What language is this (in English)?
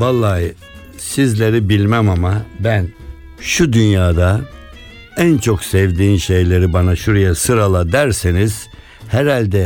Turkish